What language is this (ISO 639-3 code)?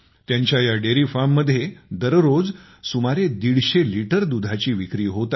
mar